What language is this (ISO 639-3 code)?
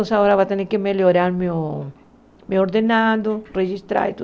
por